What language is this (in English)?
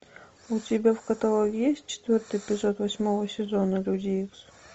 Russian